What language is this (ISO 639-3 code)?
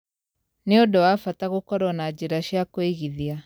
kik